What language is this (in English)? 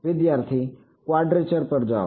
Gujarati